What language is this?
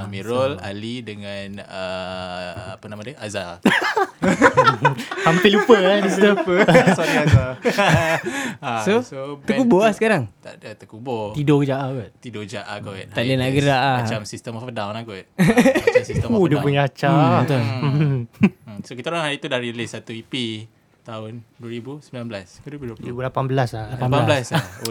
Malay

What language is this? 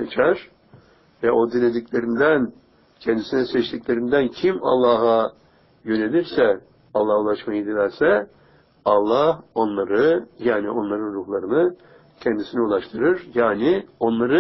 Turkish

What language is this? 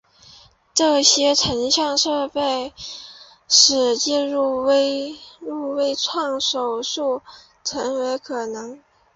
Chinese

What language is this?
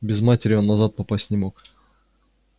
Russian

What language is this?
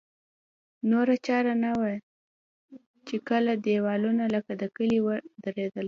Pashto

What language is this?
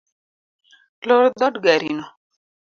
Luo (Kenya and Tanzania)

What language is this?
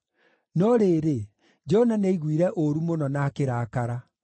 Kikuyu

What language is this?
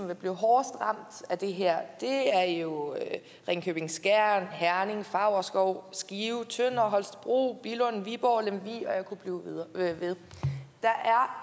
Danish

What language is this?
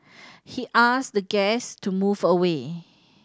English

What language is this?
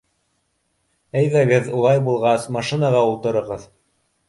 Bashkir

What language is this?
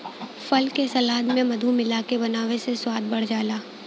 Bhojpuri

